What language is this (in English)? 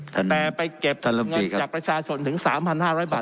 Thai